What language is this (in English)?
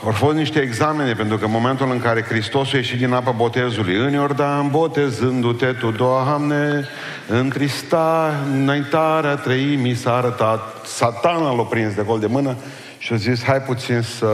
Romanian